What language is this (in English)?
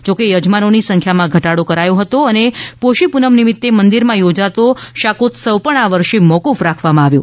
Gujarati